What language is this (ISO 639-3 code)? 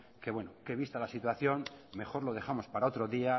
spa